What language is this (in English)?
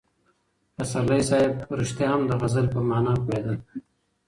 Pashto